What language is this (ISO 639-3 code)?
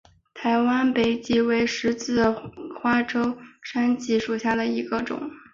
zho